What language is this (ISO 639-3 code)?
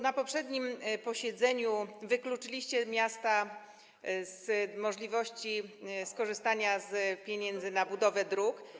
pol